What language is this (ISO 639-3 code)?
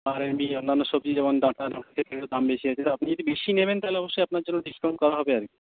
ben